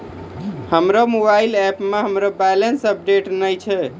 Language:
Maithili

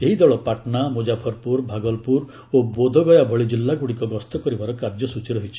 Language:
Odia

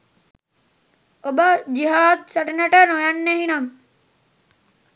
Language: Sinhala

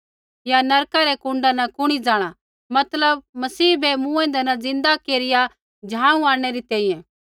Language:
Kullu Pahari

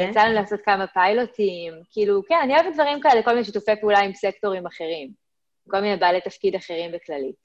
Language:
Hebrew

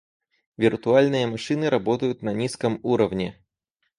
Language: Russian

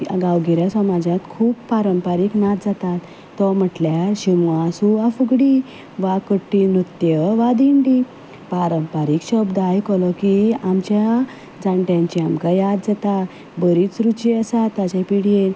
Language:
Konkani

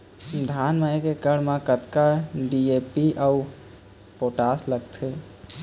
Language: Chhattisgarhi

